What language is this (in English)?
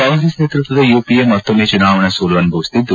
Kannada